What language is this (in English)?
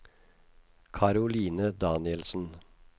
Norwegian